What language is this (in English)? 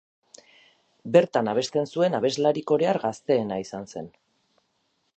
Basque